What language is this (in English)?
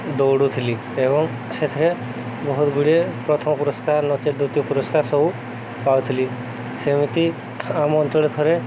Odia